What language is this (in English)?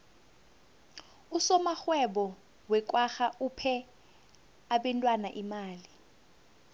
South Ndebele